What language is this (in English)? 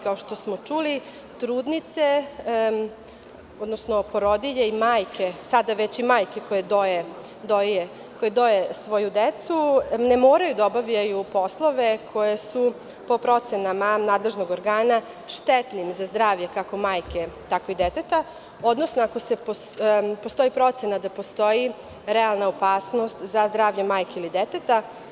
Serbian